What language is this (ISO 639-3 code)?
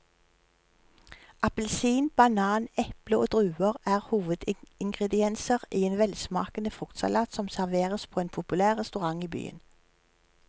nor